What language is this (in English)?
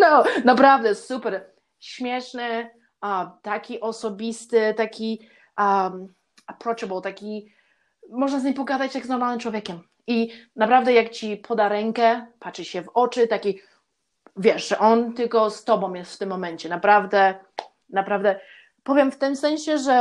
Polish